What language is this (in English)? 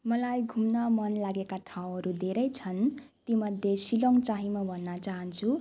Nepali